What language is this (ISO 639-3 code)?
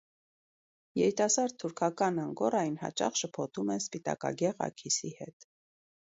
hye